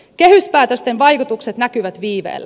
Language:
Finnish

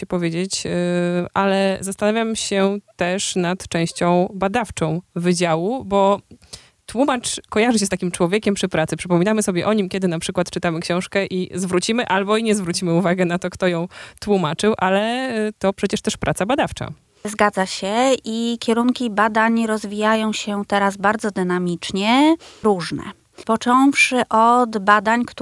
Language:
Polish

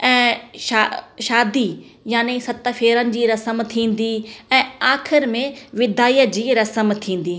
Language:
Sindhi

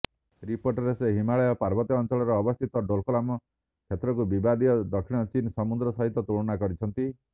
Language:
Odia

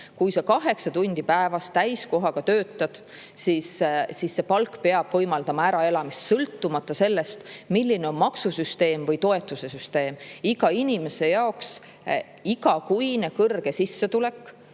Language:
Estonian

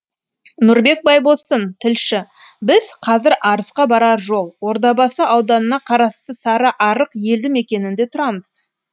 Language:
Kazakh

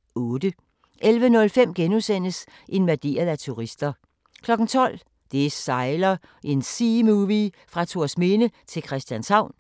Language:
Danish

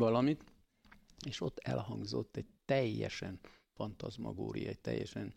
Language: Hungarian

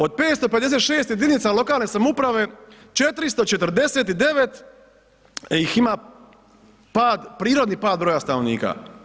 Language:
Croatian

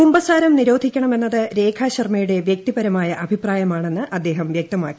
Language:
Malayalam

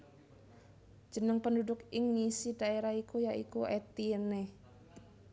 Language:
Javanese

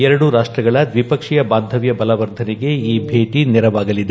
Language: Kannada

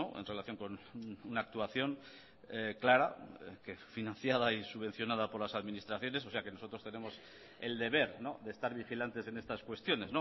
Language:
Spanish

